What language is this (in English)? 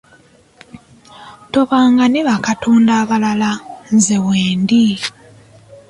Ganda